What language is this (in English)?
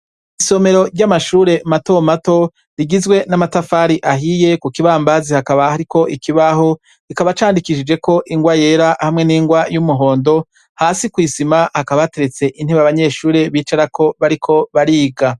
Rundi